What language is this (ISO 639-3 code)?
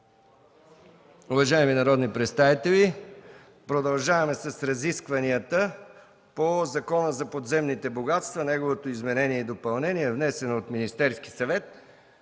bul